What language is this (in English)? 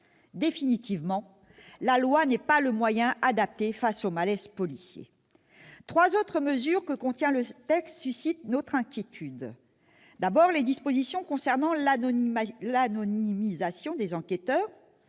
French